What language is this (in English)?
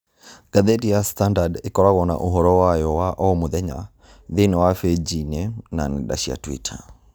Kikuyu